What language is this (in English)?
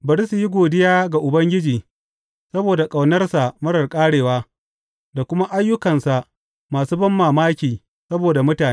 Hausa